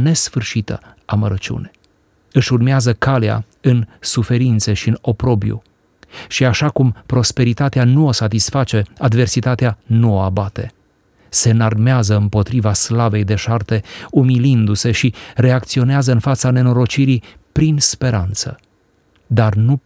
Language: Romanian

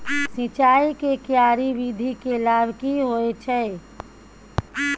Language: Maithili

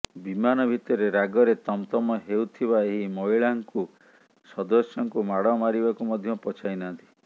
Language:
Odia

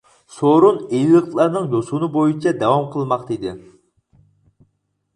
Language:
Uyghur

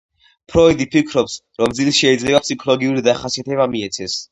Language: Georgian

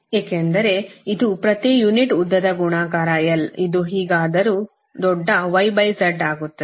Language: Kannada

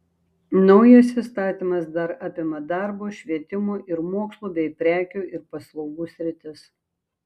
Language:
Lithuanian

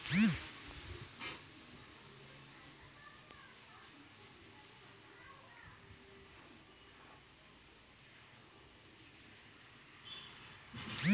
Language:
Maithili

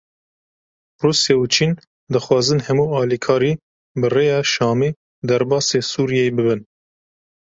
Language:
Kurdish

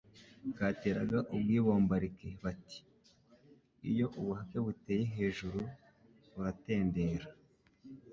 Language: Kinyarwanda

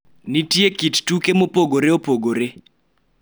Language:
Luo (Kenya and Tanzania)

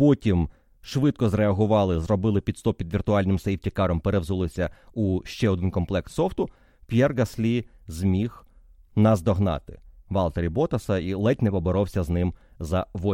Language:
Ukrainian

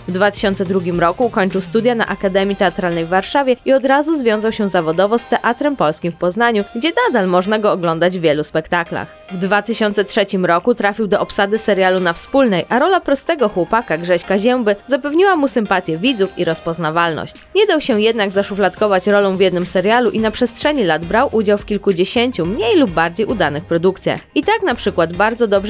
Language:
Polish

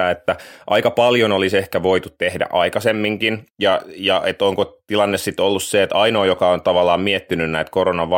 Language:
Finnish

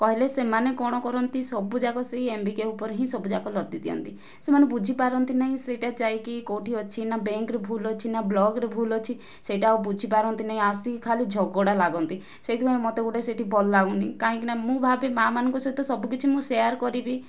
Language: Odia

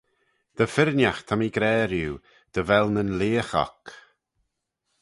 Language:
Manx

